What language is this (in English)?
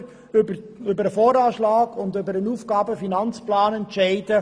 Swiss German